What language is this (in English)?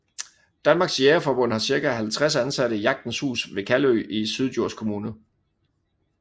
Danish